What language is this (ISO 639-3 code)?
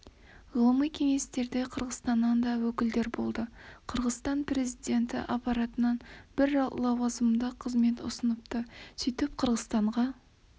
kaz